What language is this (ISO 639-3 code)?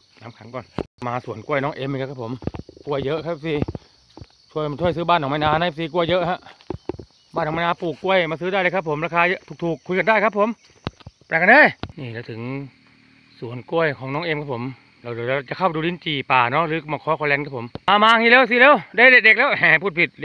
tha